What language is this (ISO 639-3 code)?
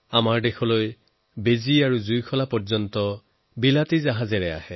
asm